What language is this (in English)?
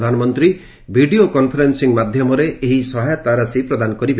Odia